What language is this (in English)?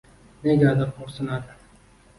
Uzbek